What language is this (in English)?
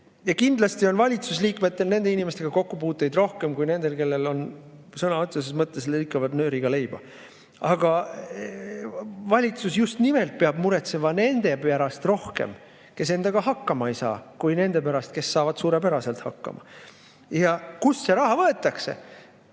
Estonian